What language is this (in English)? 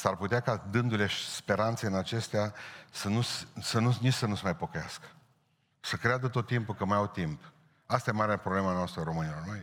Romanian